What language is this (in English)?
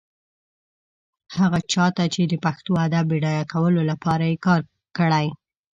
Pashto